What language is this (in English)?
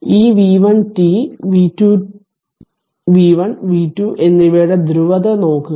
Malayalam